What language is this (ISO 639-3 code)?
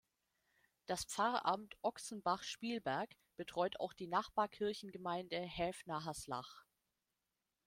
deu